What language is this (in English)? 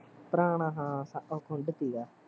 Punjabi